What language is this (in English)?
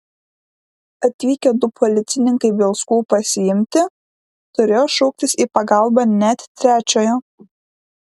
Lithuanian